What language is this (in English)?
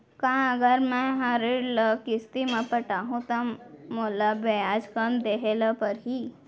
Chhattisgarhi